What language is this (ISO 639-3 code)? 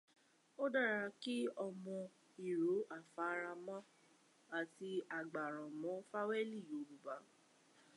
yor